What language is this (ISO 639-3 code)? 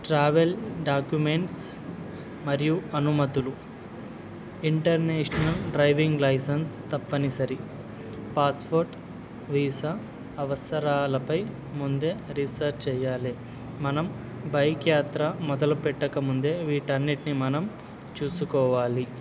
tel